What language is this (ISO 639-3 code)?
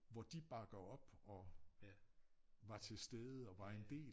dan